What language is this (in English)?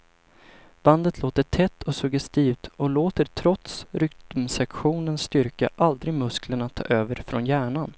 Swedish